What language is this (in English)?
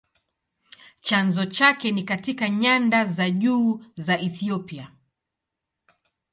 Swahili